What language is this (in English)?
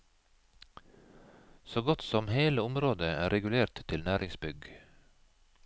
Norwegian